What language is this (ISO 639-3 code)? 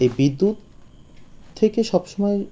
ben